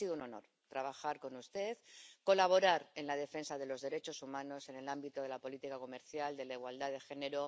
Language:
Spanish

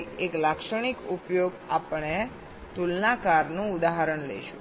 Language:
Gujarati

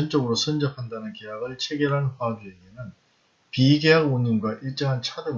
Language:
Korean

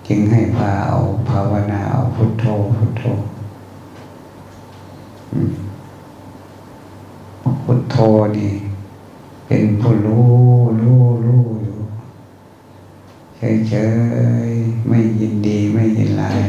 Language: Thai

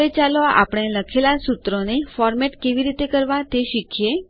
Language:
Gujarati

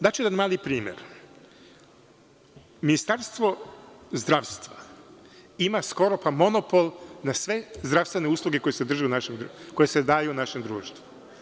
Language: Serbian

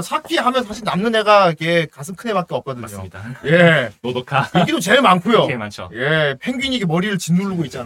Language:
Korean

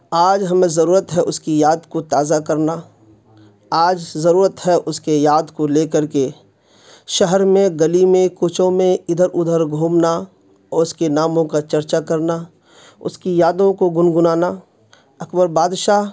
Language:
Urdu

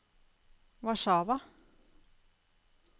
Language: Norwegian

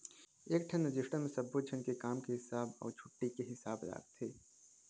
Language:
Chhattisgarhi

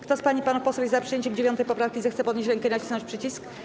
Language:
Polish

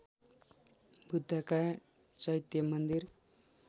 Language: Nepali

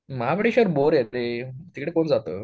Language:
Marathi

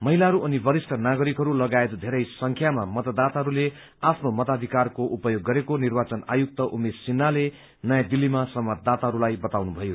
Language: Nepali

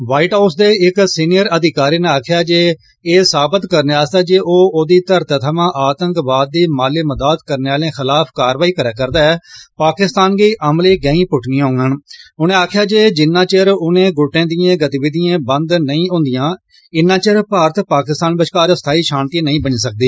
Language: Dogri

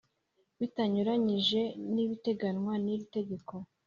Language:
Kinyarwanda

